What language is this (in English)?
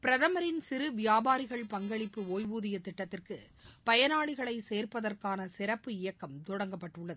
Tamil